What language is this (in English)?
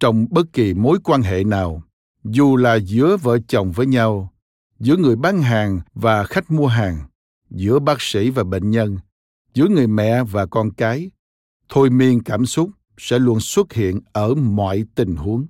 Vietnamese